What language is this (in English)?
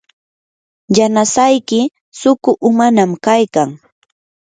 Yanahuanca Pasco Quechua